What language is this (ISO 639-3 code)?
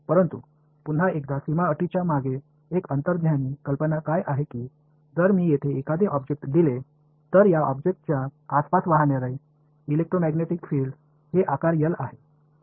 mar